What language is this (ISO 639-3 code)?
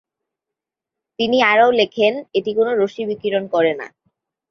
ben